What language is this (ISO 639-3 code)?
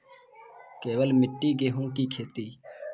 mai